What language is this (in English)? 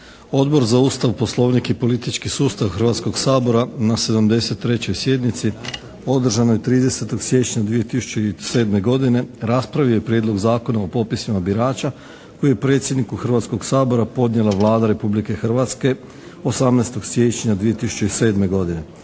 Croatian